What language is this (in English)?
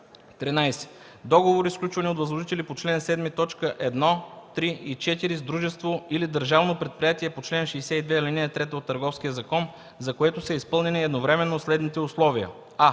Bulgarian